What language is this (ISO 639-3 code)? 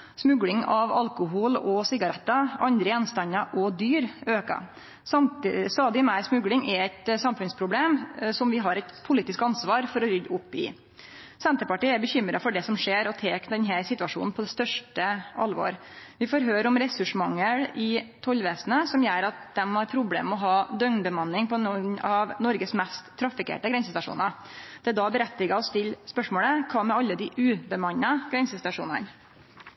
nno